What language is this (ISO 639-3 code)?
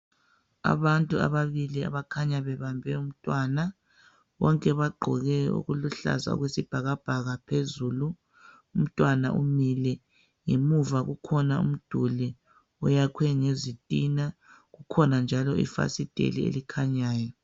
nde